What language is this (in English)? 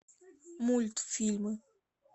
Russian